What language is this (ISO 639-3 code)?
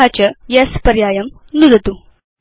san